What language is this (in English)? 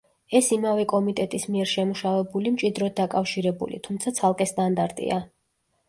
Georgian